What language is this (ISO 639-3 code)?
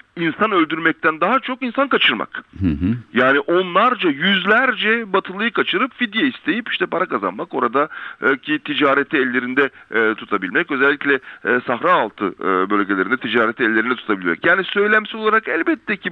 tur